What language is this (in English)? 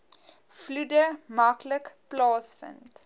Afrikaans